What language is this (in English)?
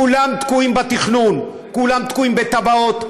Hebrew